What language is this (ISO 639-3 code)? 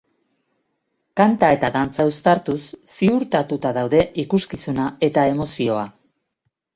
eus